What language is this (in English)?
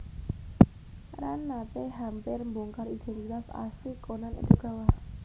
Javanese